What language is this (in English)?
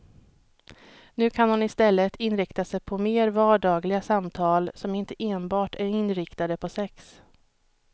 Swedish